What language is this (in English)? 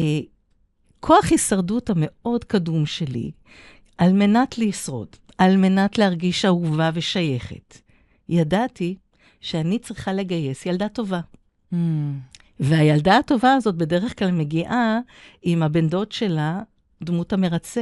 Hebrew